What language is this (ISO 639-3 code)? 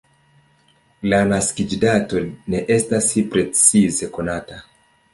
epo